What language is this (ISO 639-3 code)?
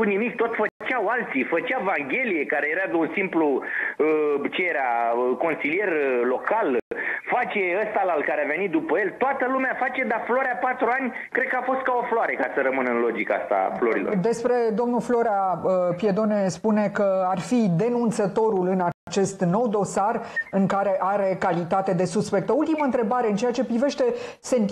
ron